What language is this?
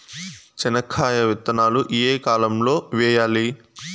Telugu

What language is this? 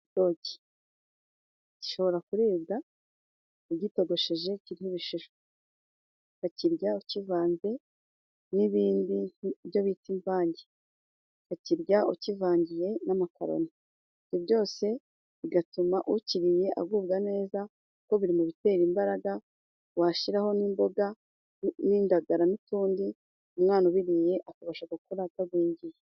Kinyarwanda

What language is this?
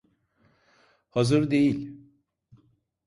Turkish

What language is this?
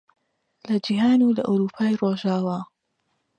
Central Kurdish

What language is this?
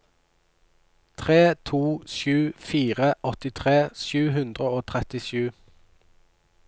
Norwegian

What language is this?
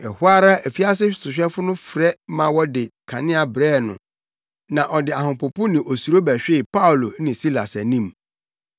Akan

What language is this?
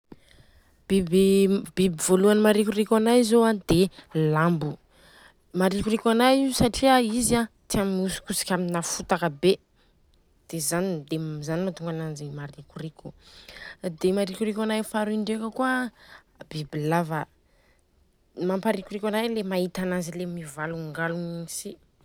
Southern Betsimisaraka Malagasy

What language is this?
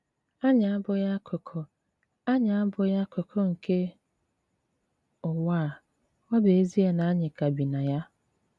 Igbo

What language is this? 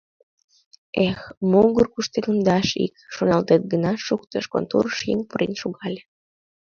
Mari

